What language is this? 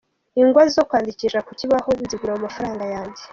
Kinyarwanda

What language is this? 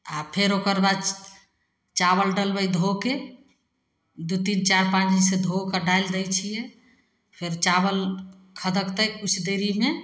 Maithili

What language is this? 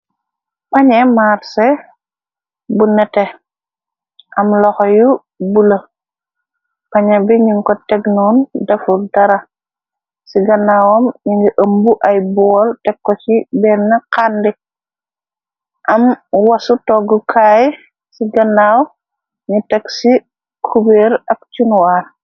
Wolof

